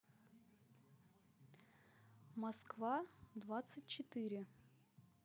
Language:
Russian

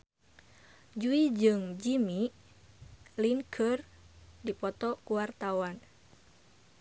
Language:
Sundanese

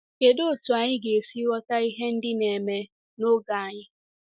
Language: Igbo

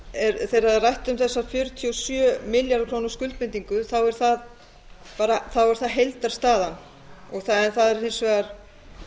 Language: Icelandic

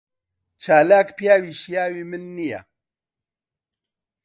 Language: Central Kurdish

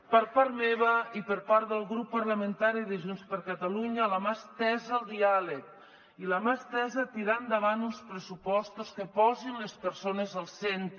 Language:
Catalan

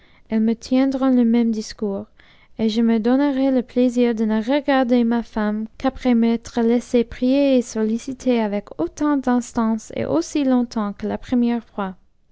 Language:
French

